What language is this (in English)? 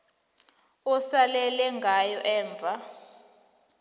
South Ndebele